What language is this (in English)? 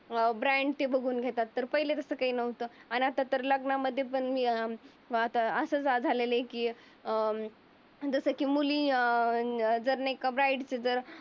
Marathi